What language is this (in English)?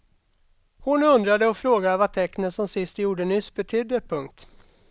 Swedish